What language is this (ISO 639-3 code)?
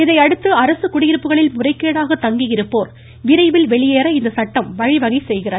tam